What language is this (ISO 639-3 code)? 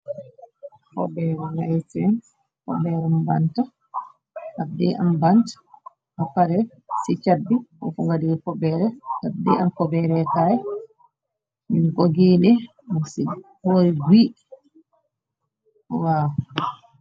wol